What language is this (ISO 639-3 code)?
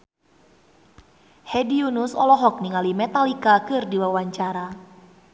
sun